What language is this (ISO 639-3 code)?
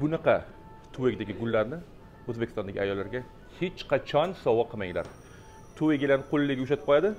tur